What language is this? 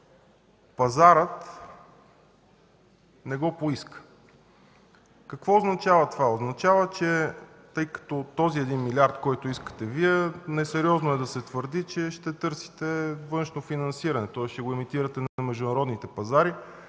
Bulgarian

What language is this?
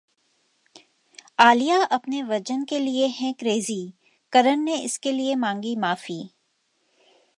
Hindi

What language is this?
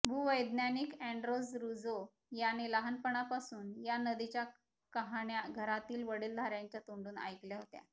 Marathi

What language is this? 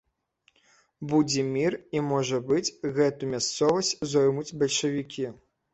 Belarusian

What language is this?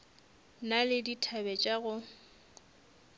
Northern Sotho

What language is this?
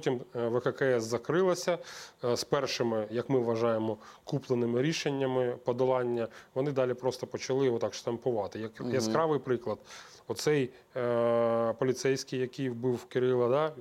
Ukrainian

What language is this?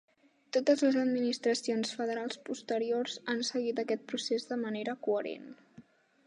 Catalan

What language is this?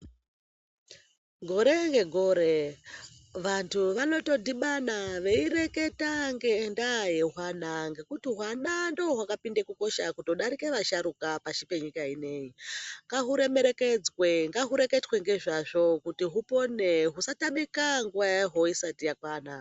Ndau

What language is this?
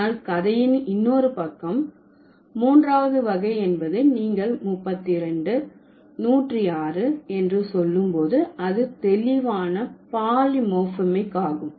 Tamil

